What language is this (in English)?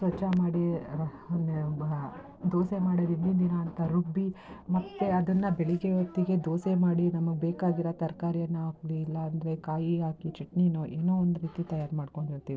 Kannada